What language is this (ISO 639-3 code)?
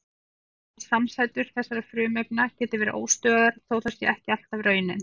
isl